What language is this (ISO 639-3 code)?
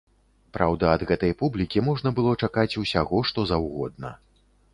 bel